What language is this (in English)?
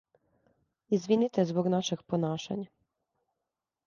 Serbian